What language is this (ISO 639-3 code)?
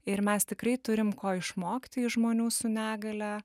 lit